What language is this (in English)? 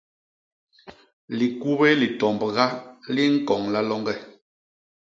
Basaa